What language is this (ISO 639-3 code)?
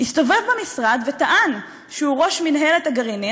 heb